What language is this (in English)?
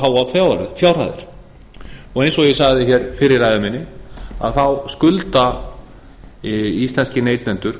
Icelandic